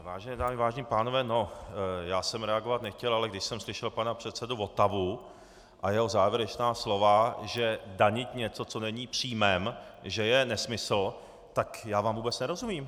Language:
Czech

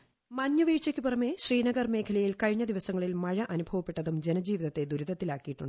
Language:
Malayalam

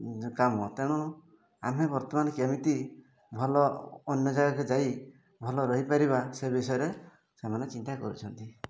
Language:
Odia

